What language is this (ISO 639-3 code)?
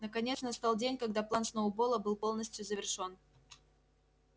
rus